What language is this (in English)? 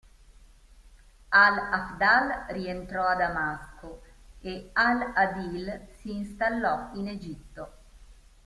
Italian